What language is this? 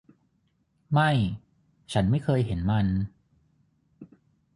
Thai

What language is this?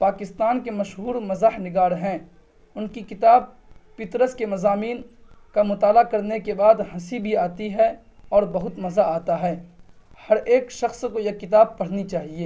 Urdu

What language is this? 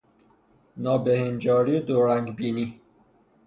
Persian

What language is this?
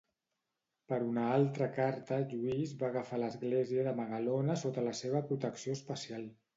Catalan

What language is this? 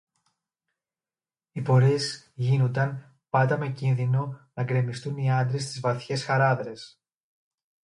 Greek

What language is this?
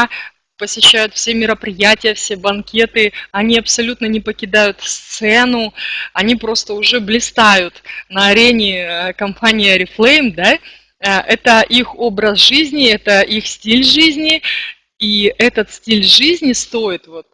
Russian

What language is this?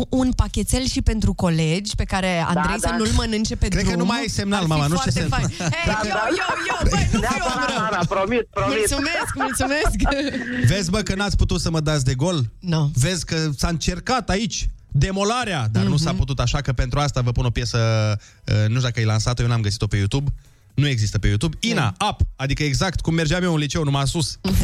Romanian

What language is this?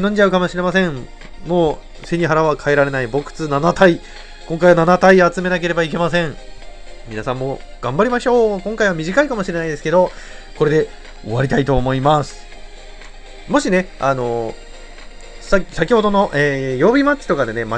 Japanese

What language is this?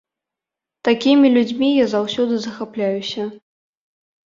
Belarusian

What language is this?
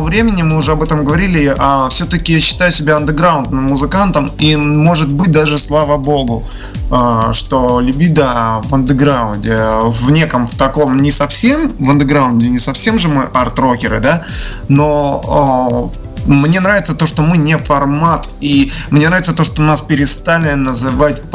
Russian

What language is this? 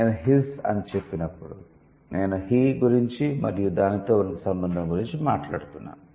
Telugu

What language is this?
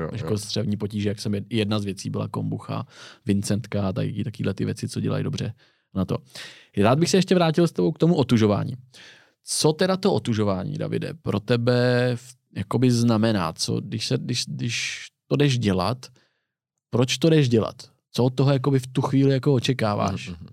Czech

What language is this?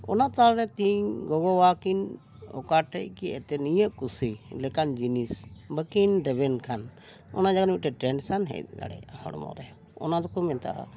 Santali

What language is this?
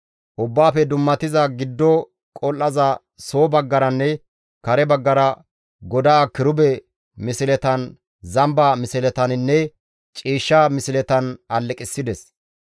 Gamo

